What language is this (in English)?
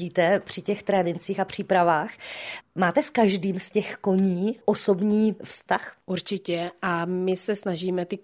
Czech